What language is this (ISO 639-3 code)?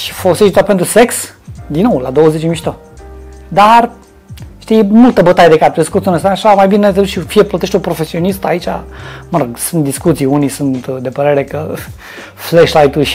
ron